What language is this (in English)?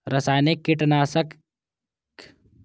Maithili